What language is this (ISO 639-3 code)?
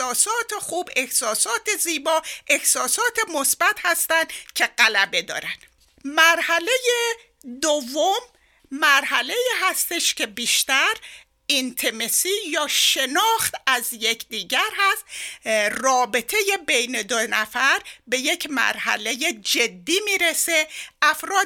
fas